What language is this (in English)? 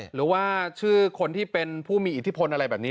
Thai